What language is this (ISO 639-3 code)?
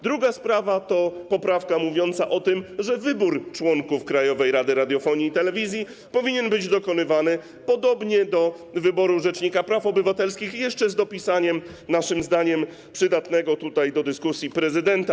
pol